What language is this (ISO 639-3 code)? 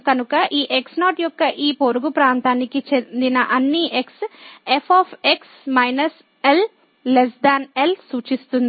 tel